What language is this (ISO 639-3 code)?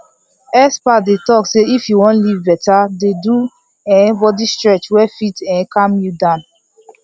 pcm